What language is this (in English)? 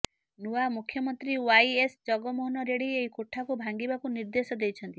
Odia